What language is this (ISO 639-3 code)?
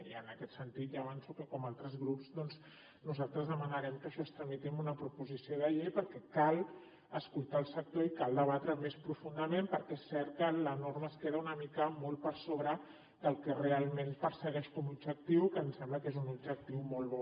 cat